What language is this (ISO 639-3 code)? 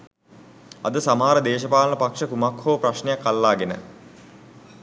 sin